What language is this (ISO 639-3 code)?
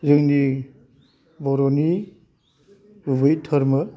brx